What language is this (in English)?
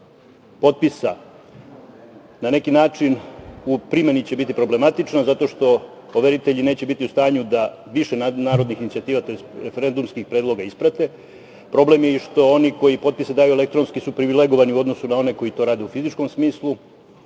Serbian